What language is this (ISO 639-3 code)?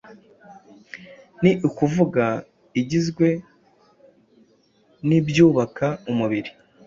kin